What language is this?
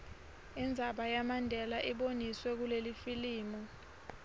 Swati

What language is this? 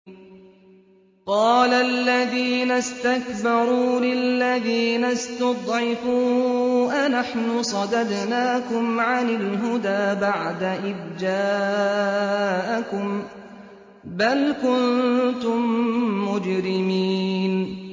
Arabic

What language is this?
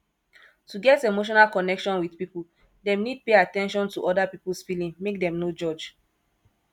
Nigerian Pidgin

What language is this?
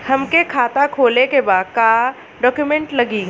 Bhojpuri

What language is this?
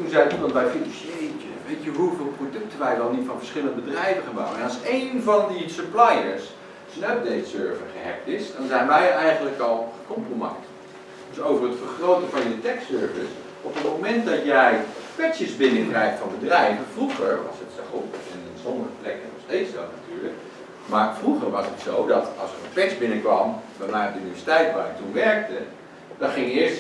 Dutch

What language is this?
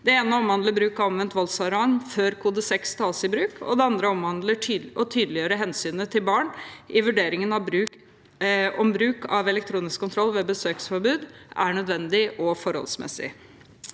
Norwegian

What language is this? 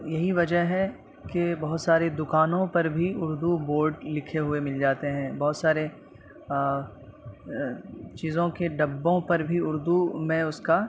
Urdu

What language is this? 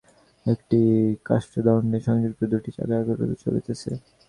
Bangla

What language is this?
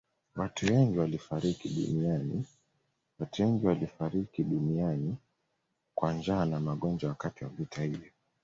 Swahili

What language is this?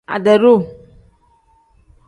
Tem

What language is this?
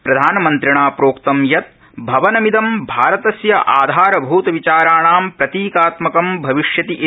Sanskrit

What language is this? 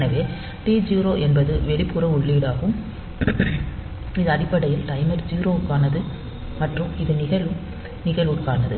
Tamil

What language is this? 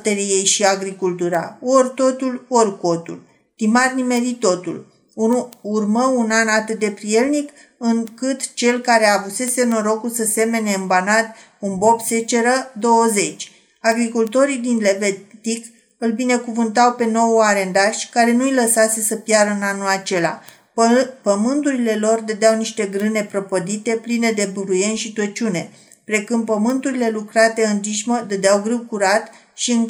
Romanian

